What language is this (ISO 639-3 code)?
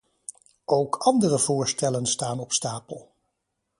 nld